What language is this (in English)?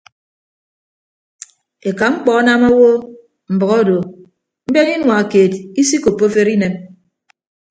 Ibibio